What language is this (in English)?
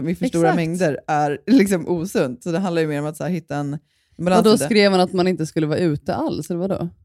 Swedish